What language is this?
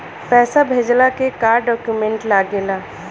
Bhojpuri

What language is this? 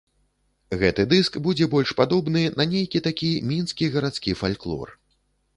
Belarusian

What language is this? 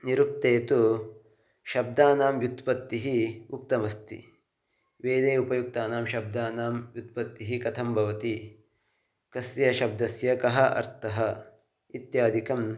Sanskrit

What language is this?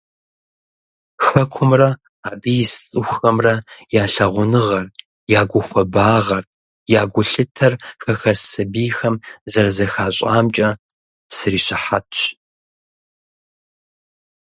Kabardian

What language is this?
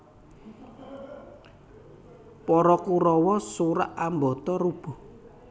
Javanese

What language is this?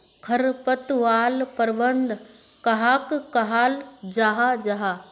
Magahi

